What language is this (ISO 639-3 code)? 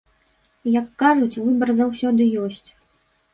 bel